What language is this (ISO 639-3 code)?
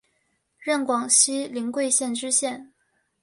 zho